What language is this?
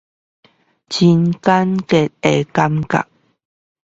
Chinese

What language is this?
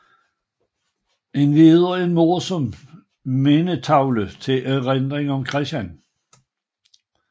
Danish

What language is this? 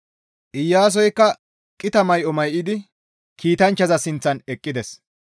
Gamo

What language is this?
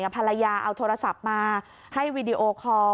Thai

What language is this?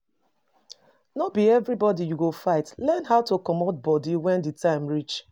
Nigerian Pidgin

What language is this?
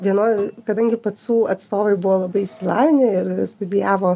Lithuanian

